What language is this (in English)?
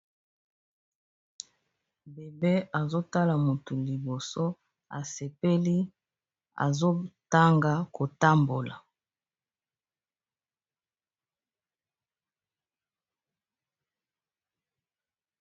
Lingala